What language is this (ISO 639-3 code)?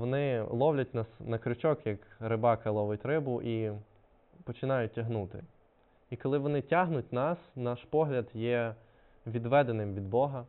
ukr